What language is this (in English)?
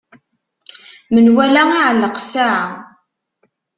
Kabyle